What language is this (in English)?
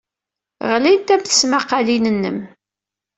Kabyle